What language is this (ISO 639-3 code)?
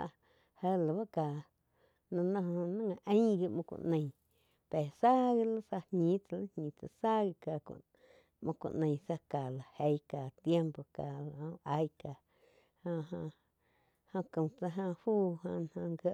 chq